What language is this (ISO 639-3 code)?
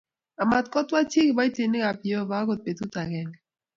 kln